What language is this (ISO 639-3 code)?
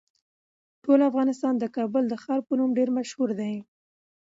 pus